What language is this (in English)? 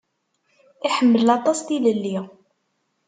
Kabyle